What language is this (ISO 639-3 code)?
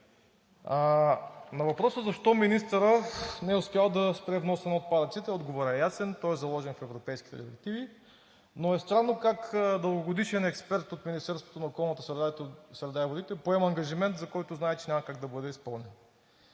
bul